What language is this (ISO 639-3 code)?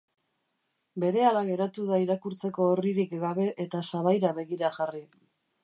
eus